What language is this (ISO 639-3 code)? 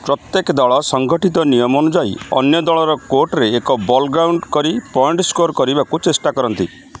ori